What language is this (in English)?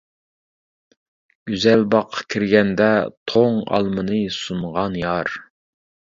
Uyghur